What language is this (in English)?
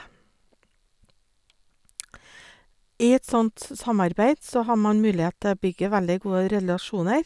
Norwegian